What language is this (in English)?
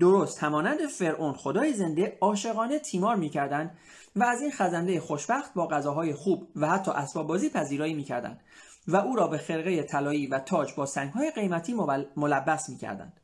Persian